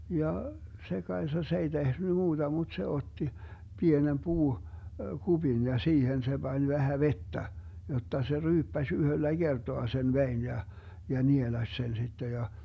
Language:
Finnish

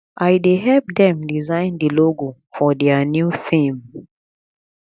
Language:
Nigerian Pidgin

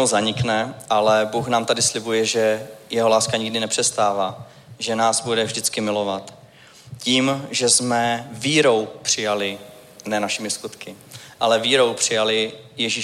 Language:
Czech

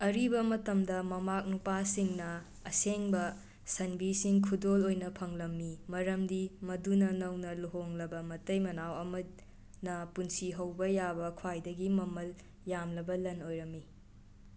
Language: Manipuri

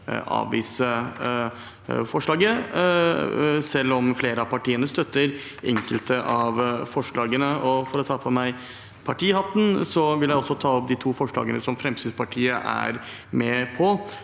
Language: Norwegian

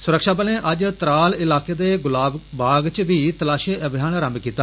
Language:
Dogri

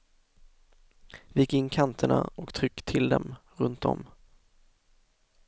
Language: Swedish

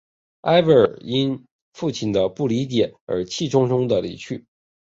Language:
Chinese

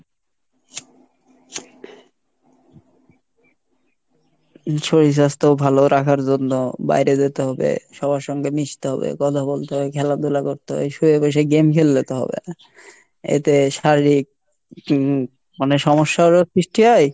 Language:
Bangla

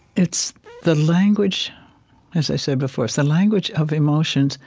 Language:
English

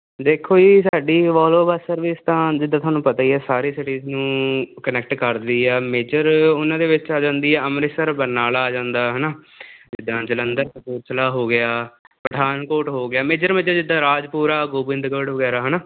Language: Punjabi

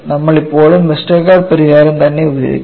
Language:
Malayalam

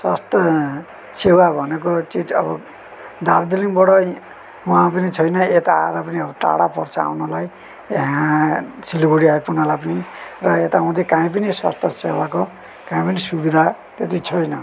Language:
Nepali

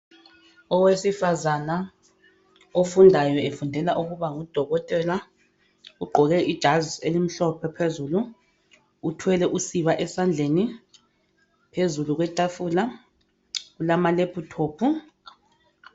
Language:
North Ndebele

